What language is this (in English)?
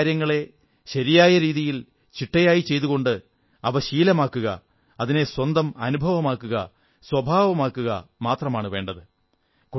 Malayalam